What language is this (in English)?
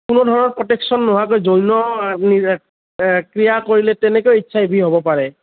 Assamese